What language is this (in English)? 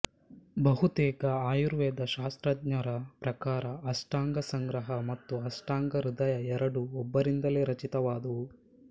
Kannada